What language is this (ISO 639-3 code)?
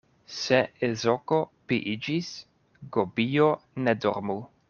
epo